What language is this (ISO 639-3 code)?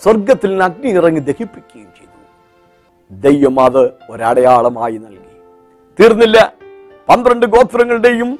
mal